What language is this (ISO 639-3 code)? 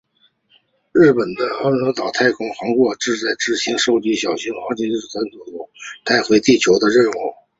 zho